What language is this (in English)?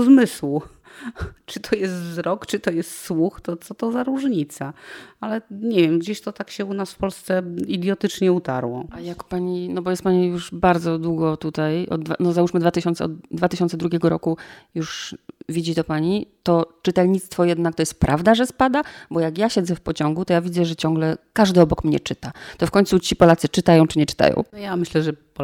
Polish